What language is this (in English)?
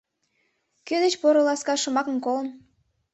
Mari